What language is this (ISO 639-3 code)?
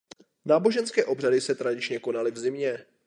ces